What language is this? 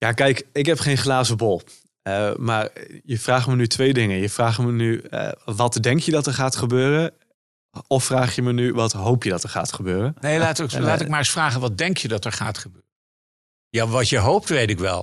Dutch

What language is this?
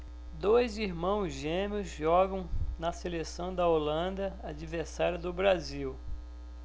Portuguese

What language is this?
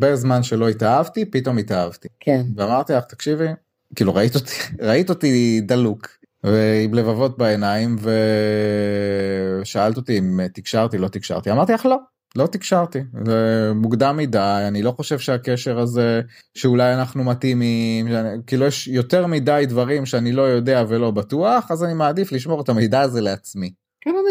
Hebrew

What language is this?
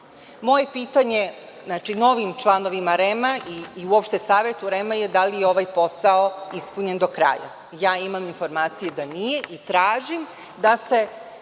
Serbian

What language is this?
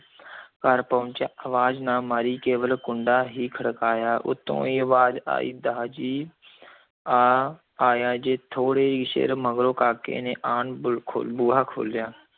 Punjabi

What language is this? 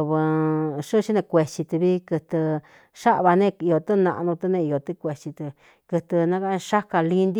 Cuyamecalco Mixtec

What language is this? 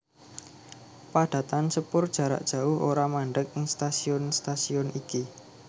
Javanese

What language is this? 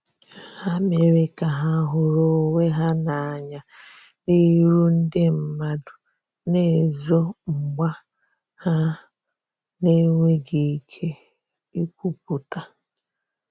Igbo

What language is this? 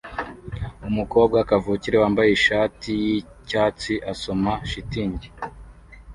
Kinyarwanda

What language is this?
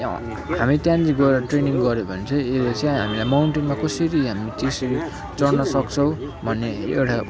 Nepali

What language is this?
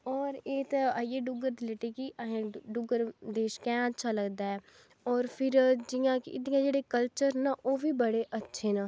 Dogri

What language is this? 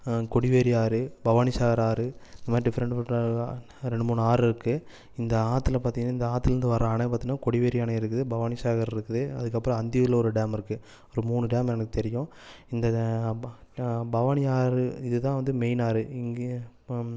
Tamil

